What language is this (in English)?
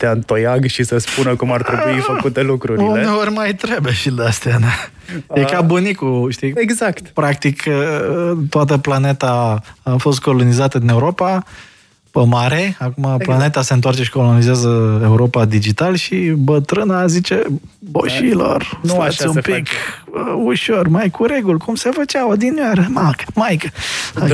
Romanian